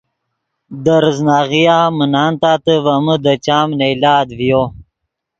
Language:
Yidgha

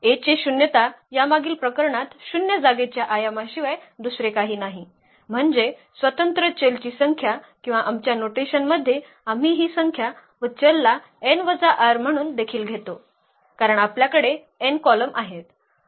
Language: Marathi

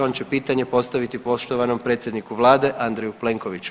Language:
Croatian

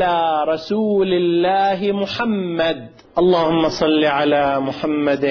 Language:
Arabic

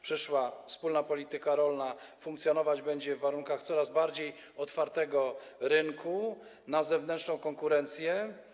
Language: Polish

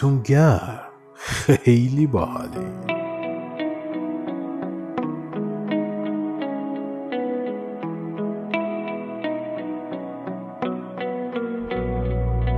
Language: Persian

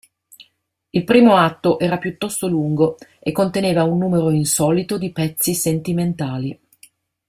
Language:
Italian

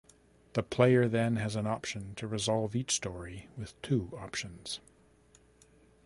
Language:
English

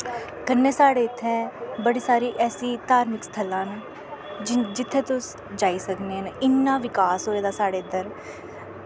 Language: Dogri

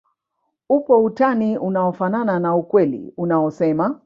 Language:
Swahili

